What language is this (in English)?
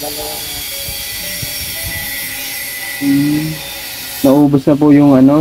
Filipino